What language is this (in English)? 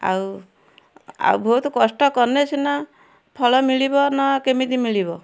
Odia